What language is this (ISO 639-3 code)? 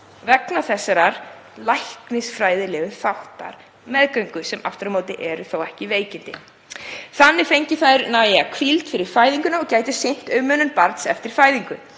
isl